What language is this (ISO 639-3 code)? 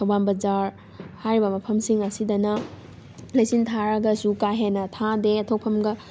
mni